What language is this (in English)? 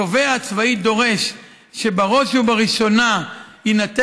Hebrew